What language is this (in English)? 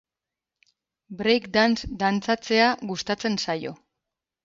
Basque